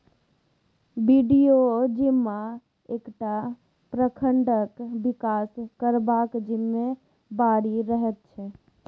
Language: Maithili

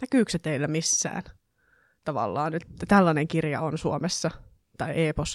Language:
Finnish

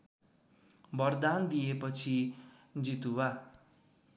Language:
Nepali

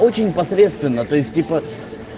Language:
Russian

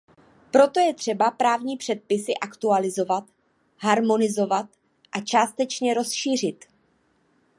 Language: Czech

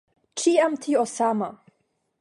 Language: Esperanto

